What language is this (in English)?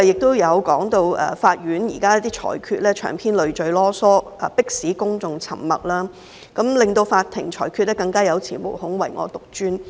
Cantonese